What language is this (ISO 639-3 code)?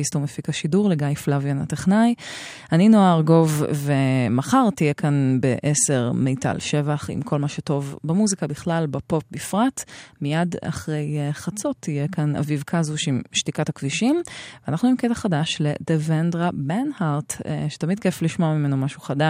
heb